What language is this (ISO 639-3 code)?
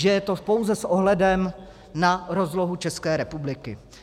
ces